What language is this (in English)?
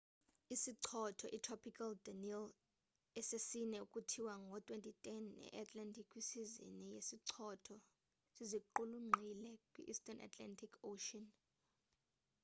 Xhosa